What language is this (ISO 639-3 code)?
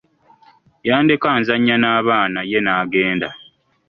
lug